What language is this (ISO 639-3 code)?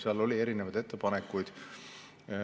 est